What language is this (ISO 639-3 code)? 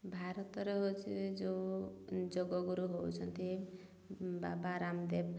ori